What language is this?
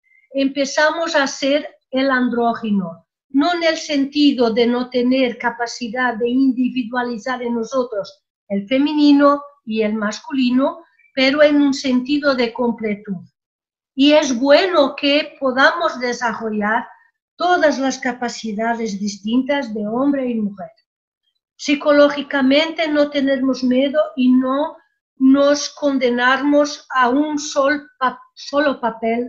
Spanish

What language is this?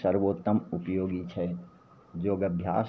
Maithili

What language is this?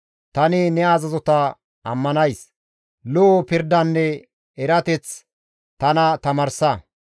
Gamo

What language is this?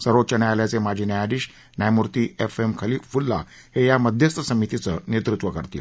Marathi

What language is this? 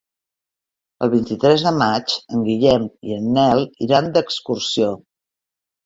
Catalan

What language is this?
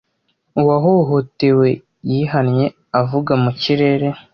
Kinyarwanda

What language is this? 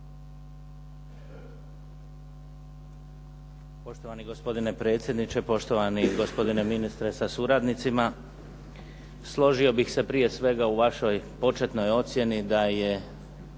Croatian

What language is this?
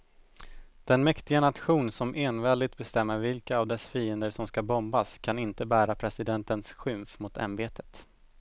Swedish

